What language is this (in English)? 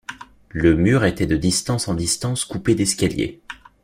French